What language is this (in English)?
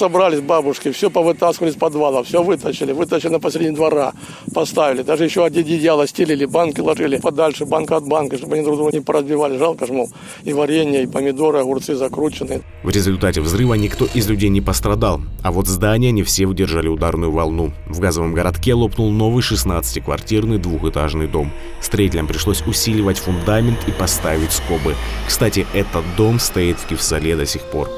Russian